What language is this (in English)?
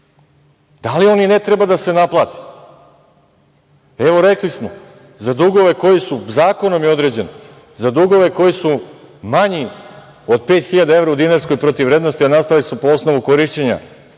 Serbian